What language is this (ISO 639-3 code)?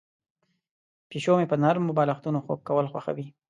pus